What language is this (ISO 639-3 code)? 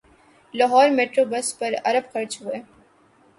urd